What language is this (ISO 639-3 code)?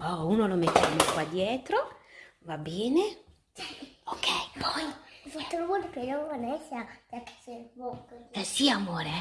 ita